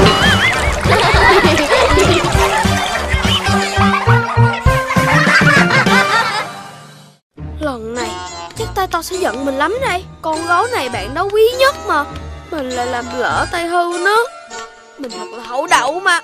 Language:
Vietnamese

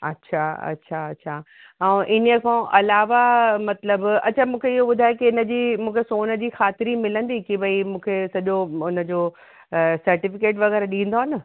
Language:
Sindhi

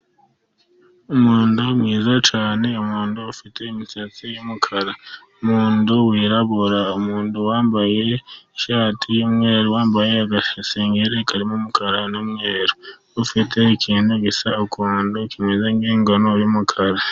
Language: Kinyarwanda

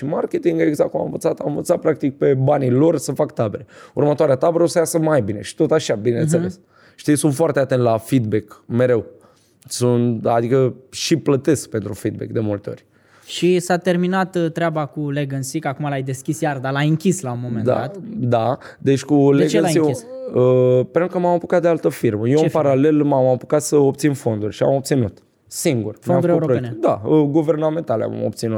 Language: Romanian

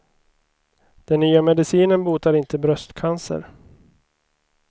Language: Swedish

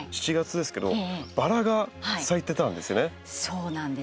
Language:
Japanese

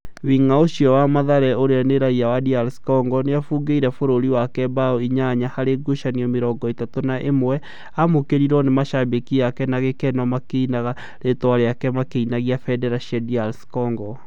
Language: Kikuyu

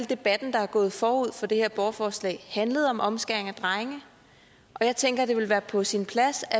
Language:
Danish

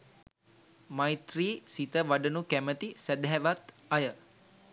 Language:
Sinhala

